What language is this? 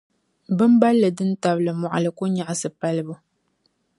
Dagbani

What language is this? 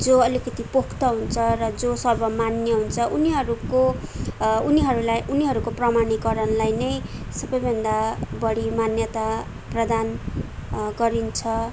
Nepali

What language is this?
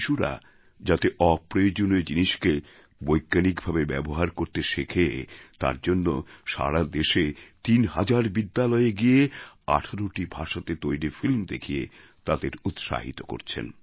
Bangla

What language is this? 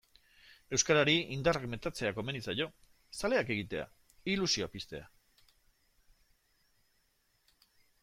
Basque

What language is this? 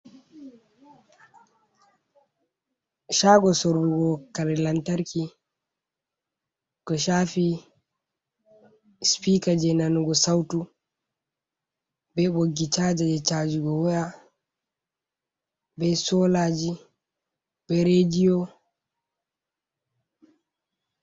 Fula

